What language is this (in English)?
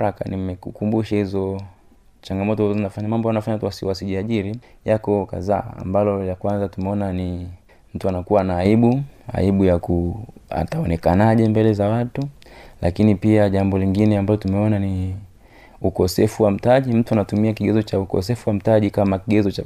Swahili